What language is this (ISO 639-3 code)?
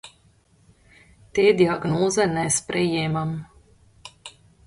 slv